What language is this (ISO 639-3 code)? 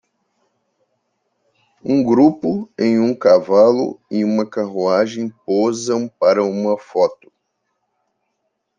por